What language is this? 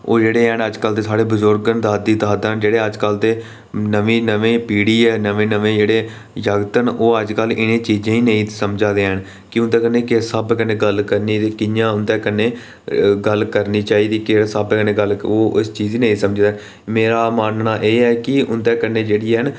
Dogri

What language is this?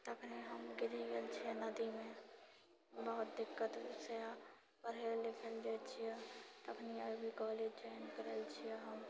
Maithili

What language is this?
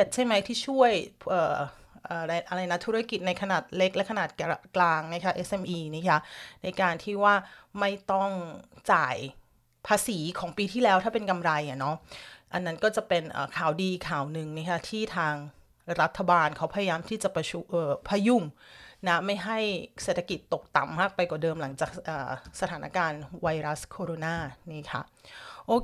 Thai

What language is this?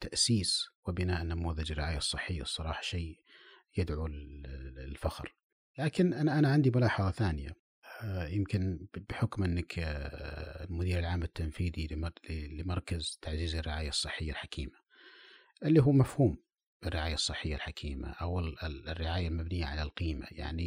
Arabic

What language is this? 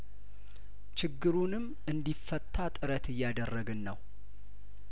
Amharic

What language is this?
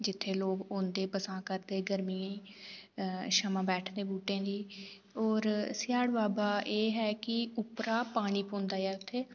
Dogri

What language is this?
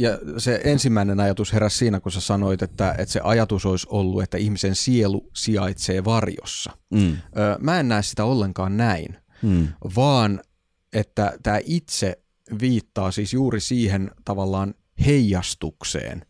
Finnish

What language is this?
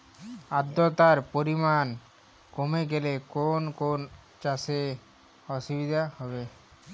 Bangla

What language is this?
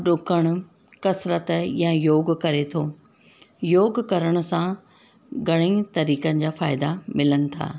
Sindhi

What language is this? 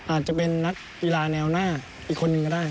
Thai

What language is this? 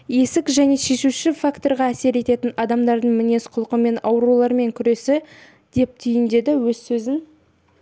Kazakh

